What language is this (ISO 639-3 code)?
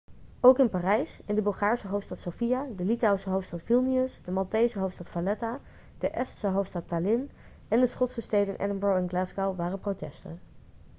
nld